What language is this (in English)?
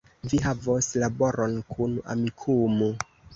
Esperanto